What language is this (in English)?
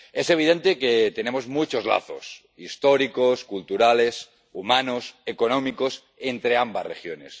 Spanish